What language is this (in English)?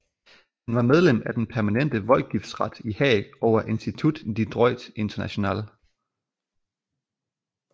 Danish